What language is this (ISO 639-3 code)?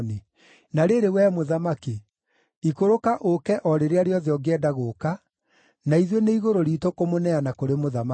kik